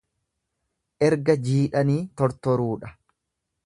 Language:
Oromo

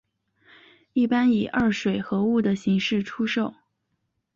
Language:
Chinese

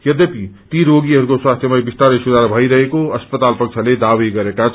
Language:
Nepali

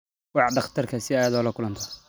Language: Somali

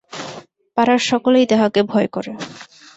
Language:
Bangla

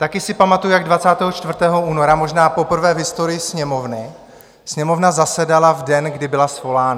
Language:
Czech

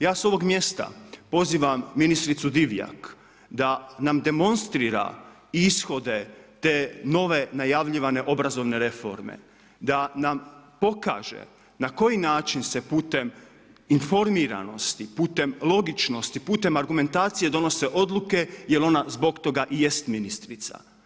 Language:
Croatian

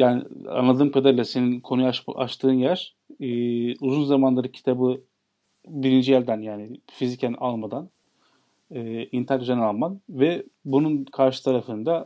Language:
Turkish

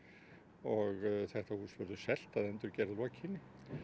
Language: Icelandic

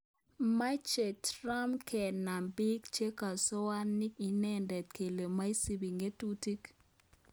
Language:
Kalenjin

